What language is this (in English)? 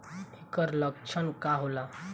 Bhojpuri